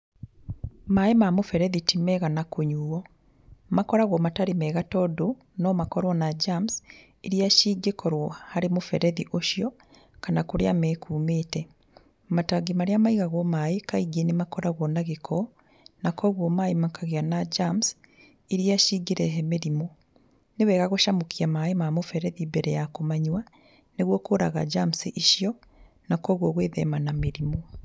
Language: Kikuyu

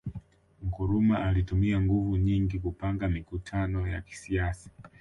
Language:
Swahili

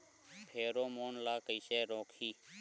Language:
Chhattisgarhi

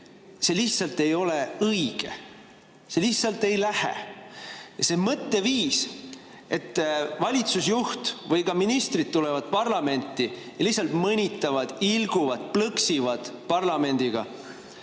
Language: Estonian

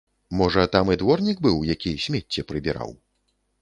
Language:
Belarusian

